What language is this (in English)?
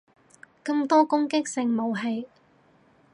Cantonese